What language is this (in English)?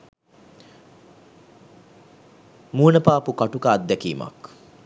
Sinhala